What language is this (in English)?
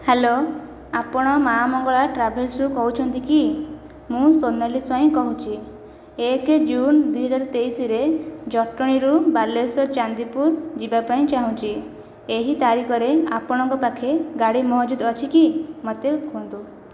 Odia